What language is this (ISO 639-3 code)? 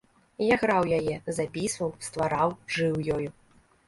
bel